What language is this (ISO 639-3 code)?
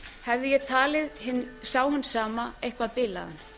isl